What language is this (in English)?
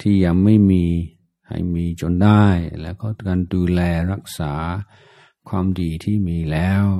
Thai